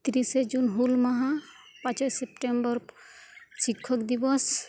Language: Santali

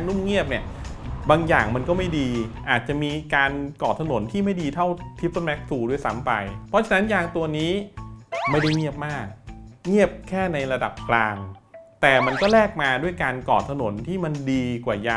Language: Thai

